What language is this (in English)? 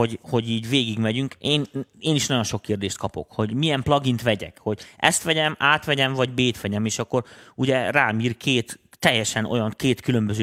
Hungarian